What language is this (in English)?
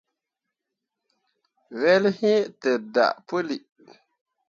Mundang